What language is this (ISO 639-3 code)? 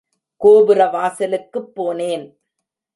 tam